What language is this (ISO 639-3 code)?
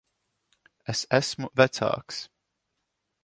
lav